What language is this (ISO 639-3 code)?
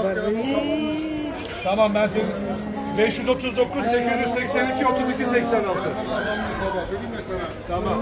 tur